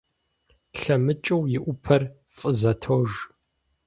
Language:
Kabardian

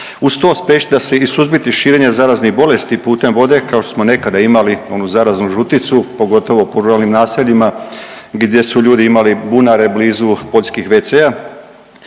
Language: Croatian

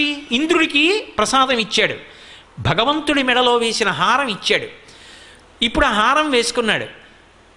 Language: Telugu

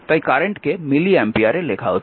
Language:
Bangla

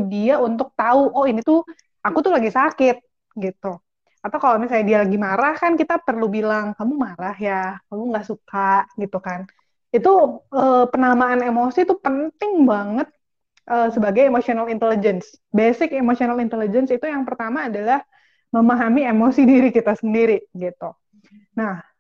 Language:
Indonesian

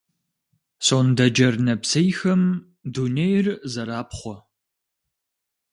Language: Kabardian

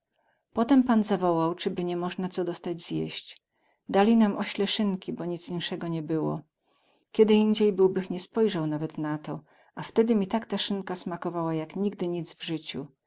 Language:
Polish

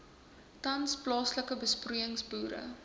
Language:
Afrikaans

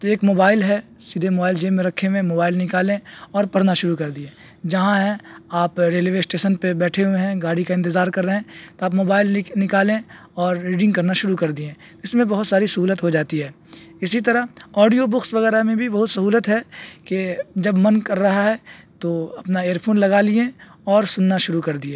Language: Urdu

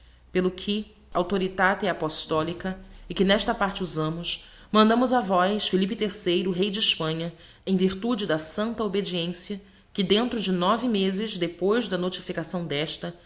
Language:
Portuguese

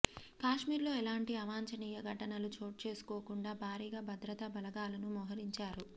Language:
Telugu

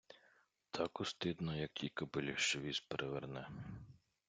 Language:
Ukrainian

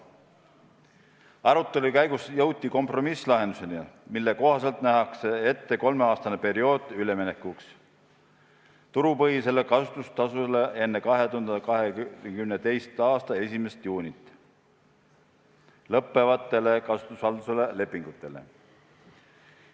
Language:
Estonian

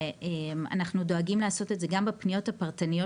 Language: Hebrew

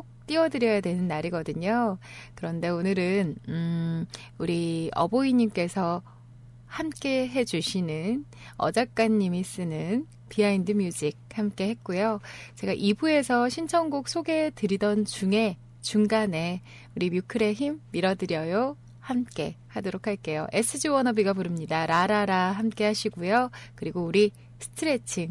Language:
Korean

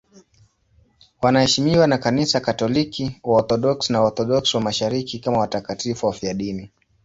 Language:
Swahili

